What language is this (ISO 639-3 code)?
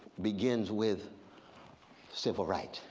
eng